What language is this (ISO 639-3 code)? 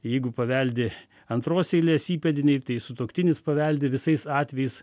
lit